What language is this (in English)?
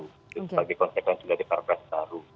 Indonesian